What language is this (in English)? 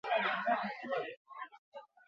Basque